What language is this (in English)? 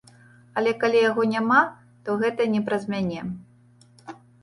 Belarusian